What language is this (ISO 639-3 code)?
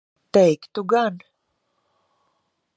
lav